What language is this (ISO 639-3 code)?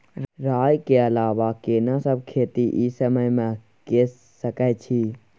mai